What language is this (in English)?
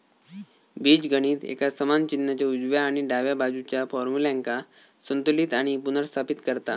Marathi